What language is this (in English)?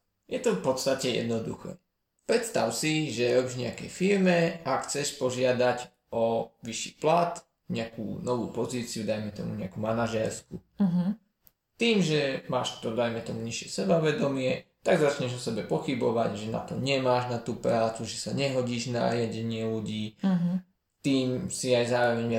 Slovak